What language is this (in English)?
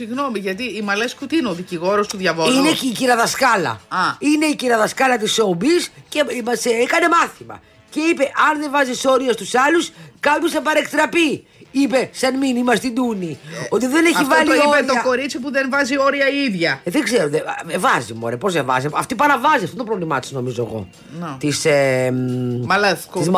Greek